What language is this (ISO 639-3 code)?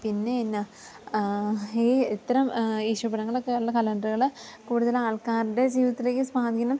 mal